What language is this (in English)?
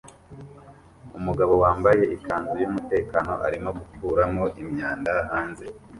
Kinyarwanda